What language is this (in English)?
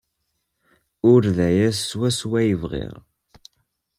Kabyle